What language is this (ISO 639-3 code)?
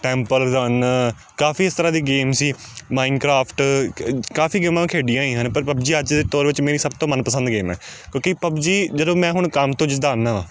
pan